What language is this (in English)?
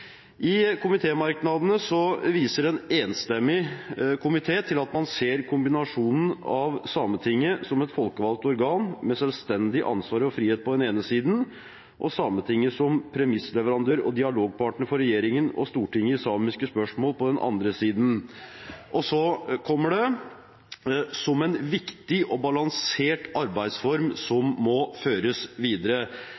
Norwegian Bokmål